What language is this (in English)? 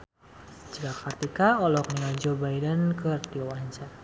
Sundanese